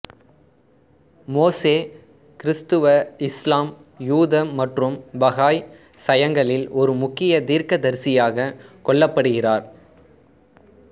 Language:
Tamil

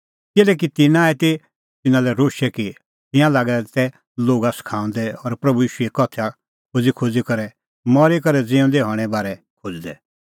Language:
Kullu Pahari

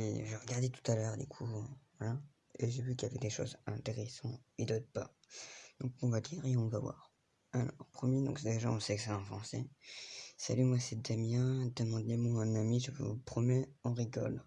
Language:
French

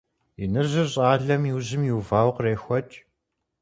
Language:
Kabardian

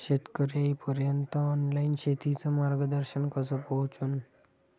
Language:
Marathi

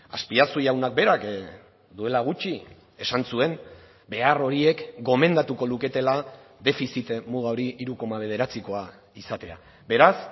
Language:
Basque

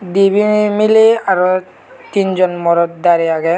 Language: Chakma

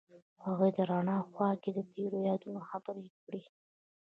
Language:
Pashto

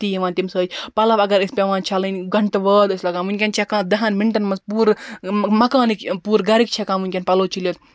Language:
Kashmiri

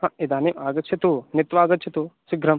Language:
Sanskrit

